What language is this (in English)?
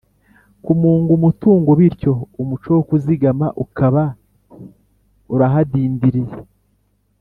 Kinyarwanda